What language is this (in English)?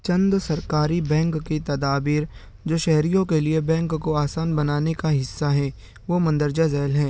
Urdu